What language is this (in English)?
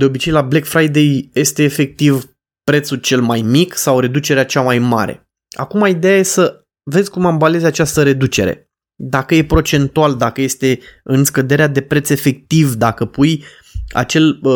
Romanian